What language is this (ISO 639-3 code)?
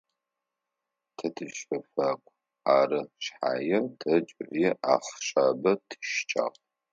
ady